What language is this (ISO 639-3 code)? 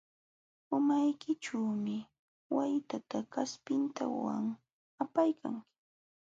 qxw